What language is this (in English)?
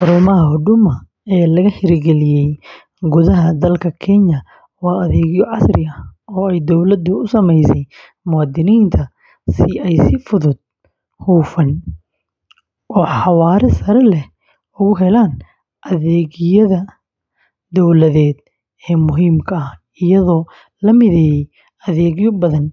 Somali